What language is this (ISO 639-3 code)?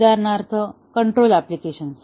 mar